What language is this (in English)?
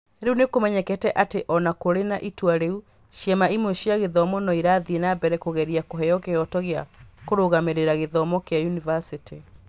Kikuyu